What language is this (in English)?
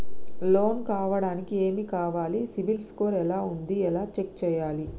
Telugu